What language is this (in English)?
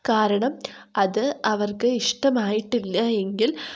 Malayalam